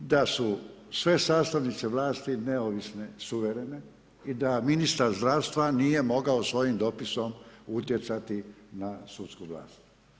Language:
Croatian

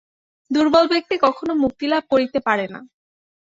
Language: Bangla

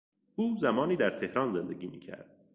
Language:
Persian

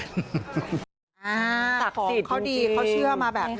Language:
Thai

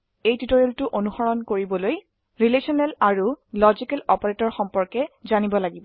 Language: Assamese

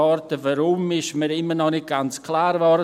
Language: Swiss German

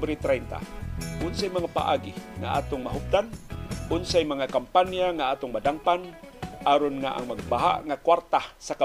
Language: Filipino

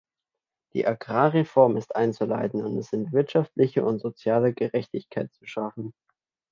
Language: German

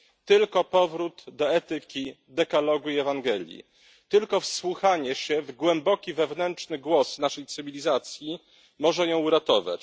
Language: Polish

